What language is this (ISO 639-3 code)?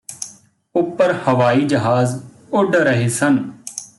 pan